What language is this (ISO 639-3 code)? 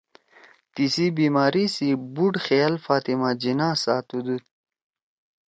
trw